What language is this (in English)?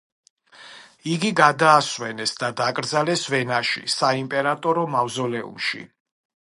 Georgian